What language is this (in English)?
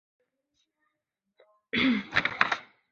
Chinese